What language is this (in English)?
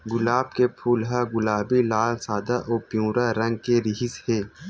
Chhattisgarhi